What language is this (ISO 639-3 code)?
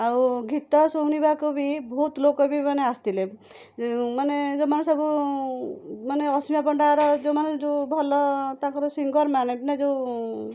ori